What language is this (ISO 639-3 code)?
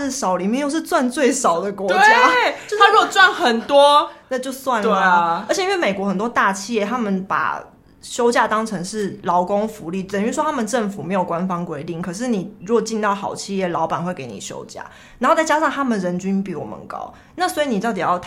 zho